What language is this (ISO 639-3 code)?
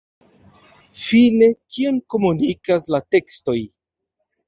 epo